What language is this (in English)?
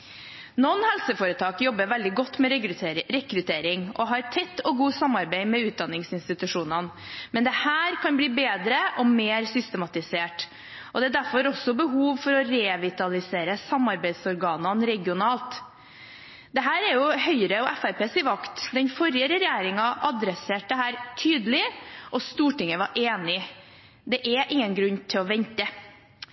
Norwegian Bokmål